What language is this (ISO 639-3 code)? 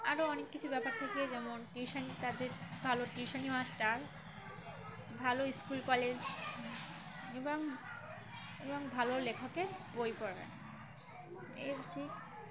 ben